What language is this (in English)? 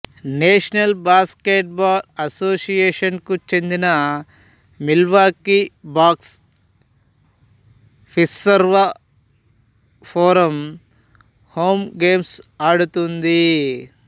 Telugu